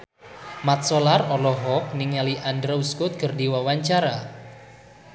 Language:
Sundanese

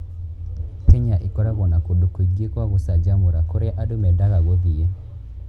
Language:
Kikuyu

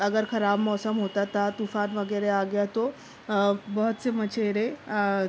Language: Urdu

